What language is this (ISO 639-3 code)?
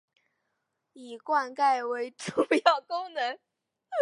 zho